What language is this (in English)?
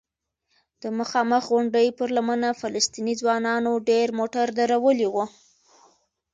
Pashto